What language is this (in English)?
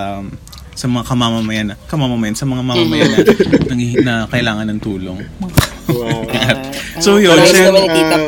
Filipino